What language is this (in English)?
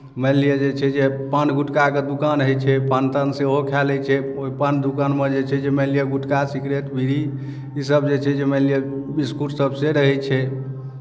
Maithili